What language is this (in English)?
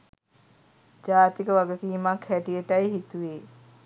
Sinhala